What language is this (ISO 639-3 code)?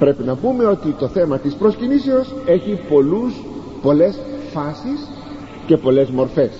ell